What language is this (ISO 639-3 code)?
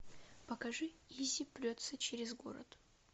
rus